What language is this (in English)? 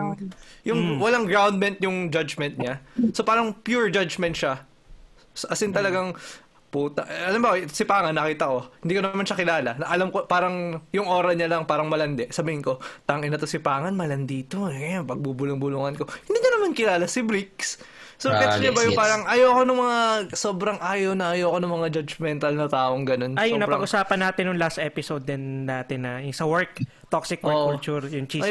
Filipino